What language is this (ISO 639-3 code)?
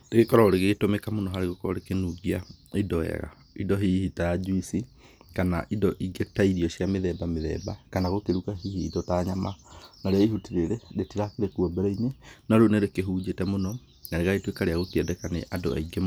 kik